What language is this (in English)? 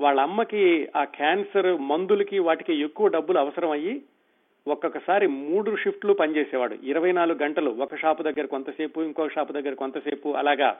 Telugu